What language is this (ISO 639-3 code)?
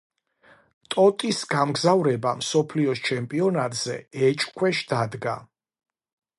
kat